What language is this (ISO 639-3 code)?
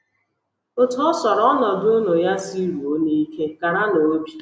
ibo